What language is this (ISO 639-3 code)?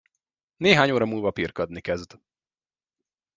hun